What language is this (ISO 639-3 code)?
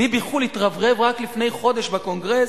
heb